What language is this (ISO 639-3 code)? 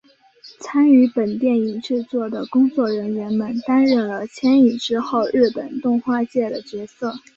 zho